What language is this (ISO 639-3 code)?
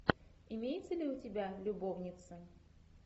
rus